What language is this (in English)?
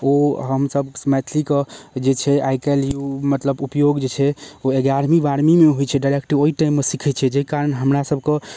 Maithili